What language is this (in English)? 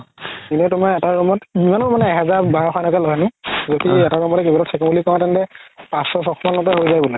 Assamese